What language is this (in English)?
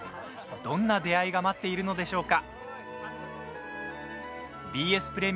Japanese